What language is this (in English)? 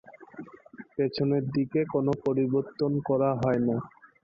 Bangla